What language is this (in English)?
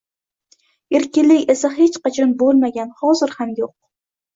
Uzbek